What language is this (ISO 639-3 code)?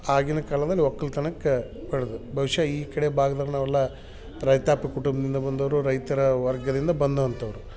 kan